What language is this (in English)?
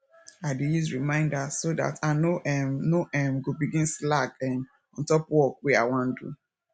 Nigerian Pidgin